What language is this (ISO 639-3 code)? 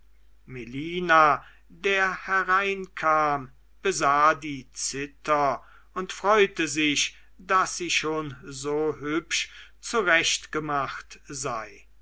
deu